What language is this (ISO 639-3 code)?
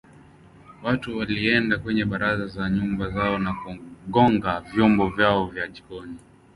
swa